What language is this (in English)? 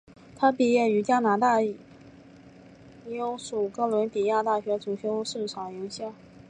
Chinese